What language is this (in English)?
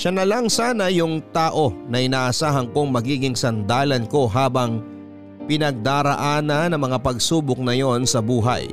Filipino